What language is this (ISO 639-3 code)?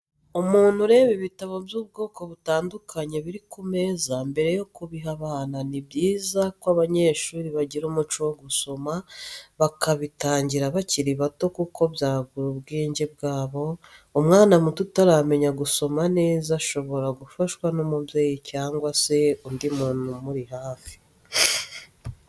kin